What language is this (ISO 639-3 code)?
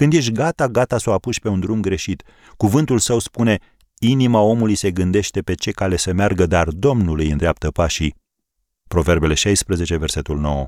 ron